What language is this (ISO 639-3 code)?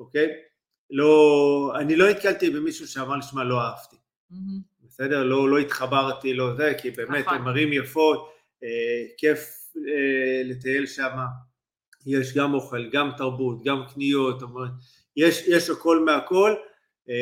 heb